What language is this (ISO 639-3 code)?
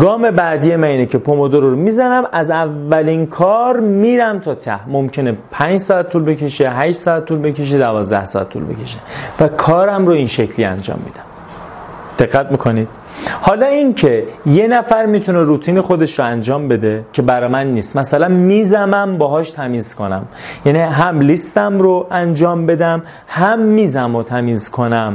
fas